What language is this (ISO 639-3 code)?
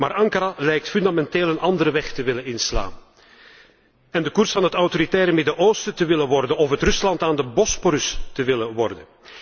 nld